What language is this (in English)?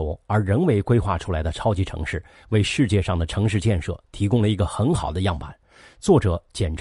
Chinese